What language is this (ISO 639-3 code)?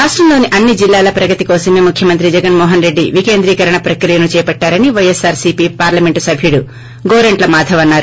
tel